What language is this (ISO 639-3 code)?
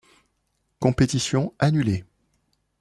fra